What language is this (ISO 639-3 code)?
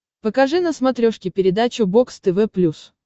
rus